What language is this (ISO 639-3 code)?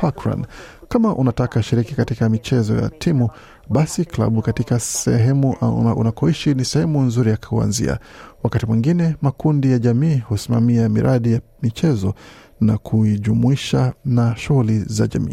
swa